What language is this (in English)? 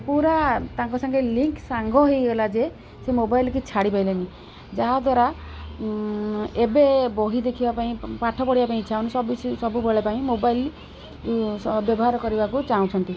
Odia